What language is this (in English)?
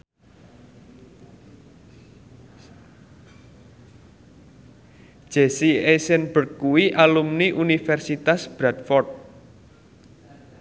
Javanese